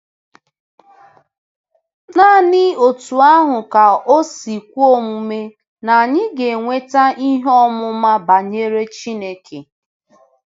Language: Igbo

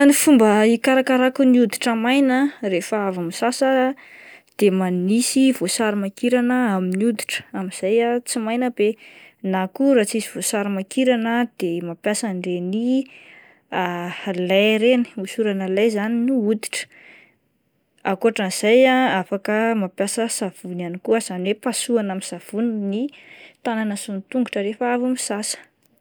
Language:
Malagasy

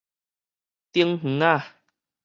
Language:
Min Nan Chinese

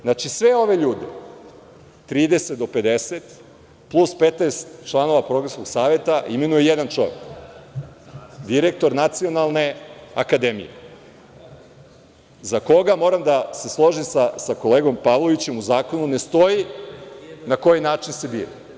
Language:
Serbian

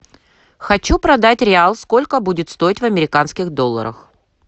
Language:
Russian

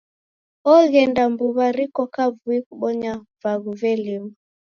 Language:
Taita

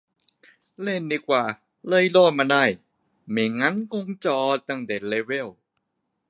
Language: Thai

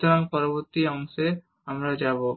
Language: Bangla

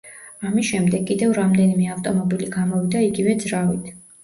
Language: Georgian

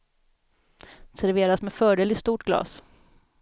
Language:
Swedish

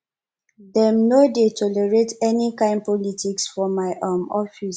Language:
Nigerian Pidgin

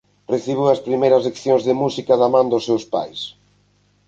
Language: Galician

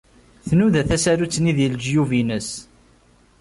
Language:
Kabyle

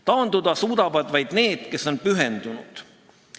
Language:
Estonian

